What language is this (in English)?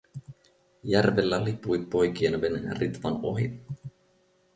Finnish